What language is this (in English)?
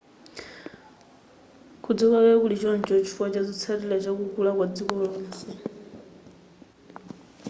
Nyanja